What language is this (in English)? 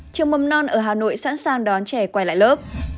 Vietnamese